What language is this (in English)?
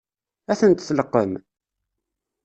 Kabyle